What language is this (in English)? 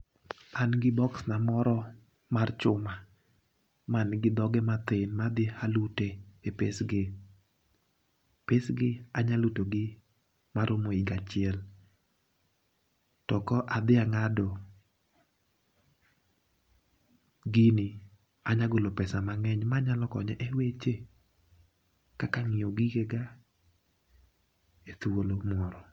Luo (Kenya and Tanzania)